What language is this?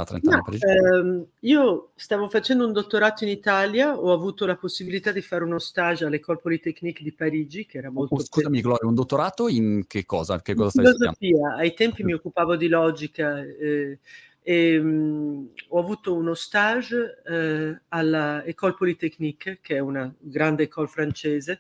Italian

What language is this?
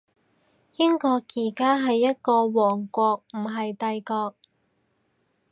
Cantonese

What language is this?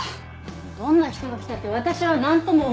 Japanese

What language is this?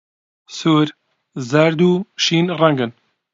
Central Kurdish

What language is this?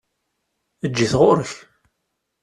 Kabyle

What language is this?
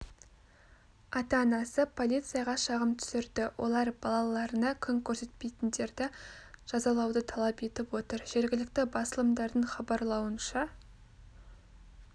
Kazakh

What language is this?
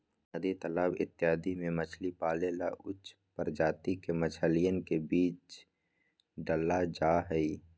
Magahi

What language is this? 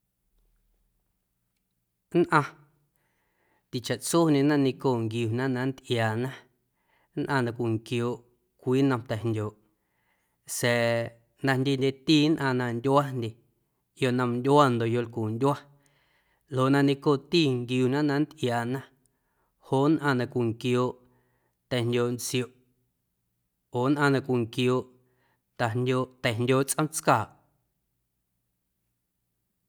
Guerrero Amuzgo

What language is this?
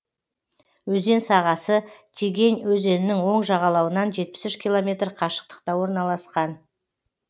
Kazakh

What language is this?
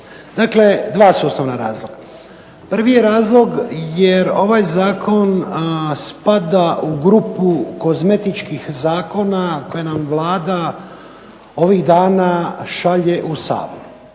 Croatian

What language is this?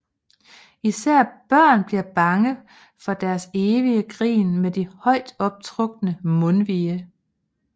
Danish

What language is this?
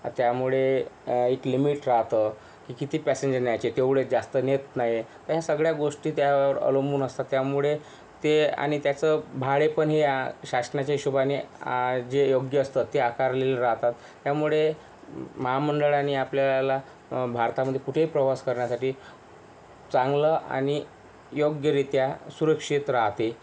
Marathi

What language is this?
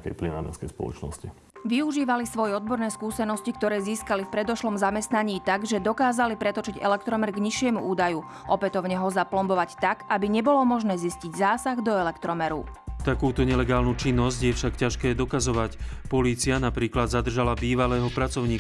Slovak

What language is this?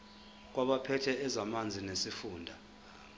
Zulu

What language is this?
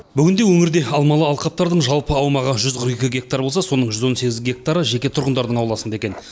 Kazakh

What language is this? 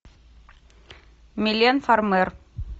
Russian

